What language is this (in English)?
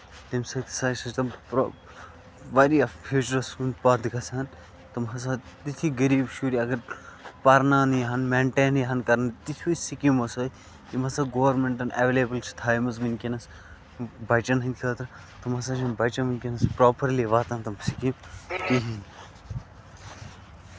Kashmiri